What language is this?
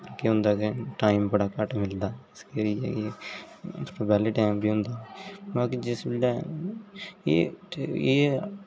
Dogri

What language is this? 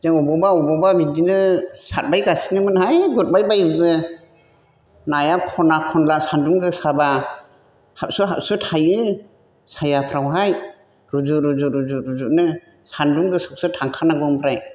Bodo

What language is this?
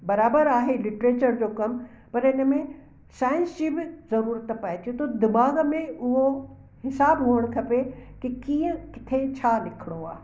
Sindhi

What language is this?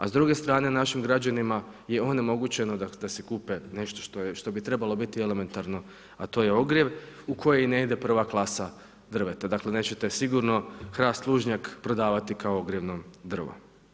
Croatian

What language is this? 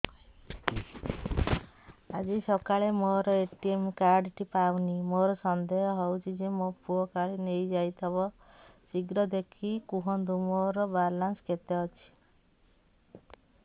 Odia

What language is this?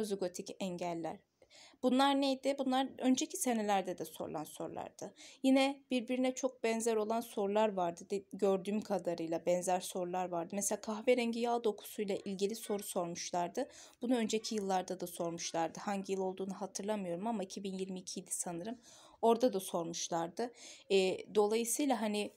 Turkish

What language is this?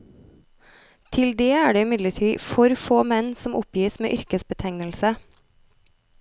Norwegian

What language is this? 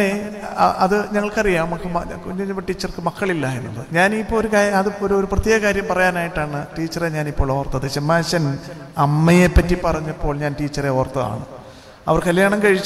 Malayalam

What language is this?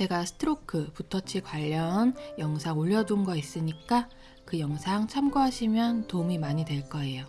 Korean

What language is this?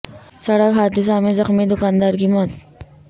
Urdu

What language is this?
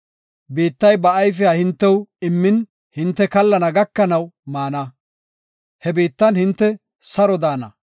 Gofa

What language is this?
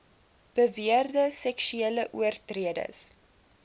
Afrikaans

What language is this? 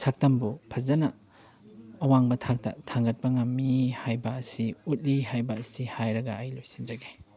Manipuri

